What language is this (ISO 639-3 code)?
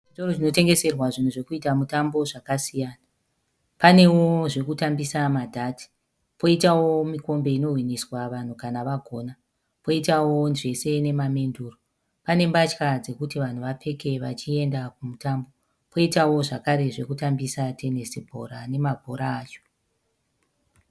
sna